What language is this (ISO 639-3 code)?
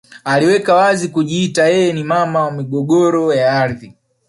swa